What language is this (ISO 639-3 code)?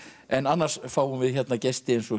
isl